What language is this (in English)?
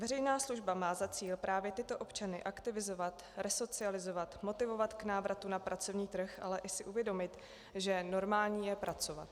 Czech